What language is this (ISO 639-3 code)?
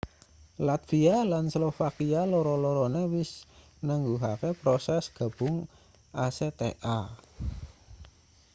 jav